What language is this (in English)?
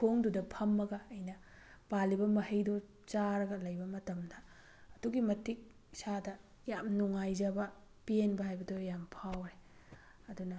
Manipuri